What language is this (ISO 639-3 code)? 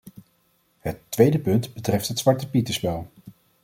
nld